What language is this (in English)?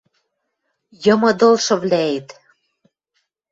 Western Mari